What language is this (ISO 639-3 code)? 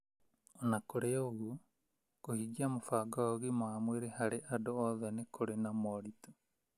kik